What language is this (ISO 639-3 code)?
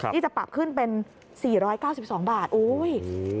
tha